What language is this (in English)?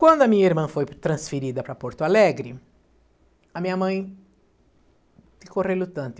Portuguese